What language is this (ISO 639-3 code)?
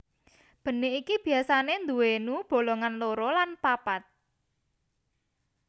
jav